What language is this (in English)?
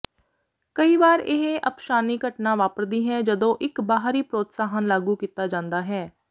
Punjabi